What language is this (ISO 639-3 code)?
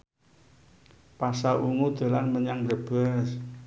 jav